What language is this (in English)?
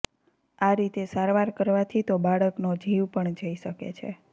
Gujarati